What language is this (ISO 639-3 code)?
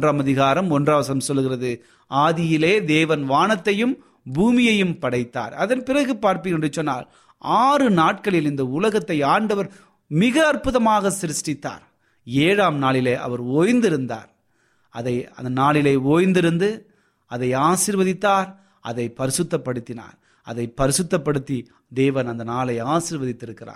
tam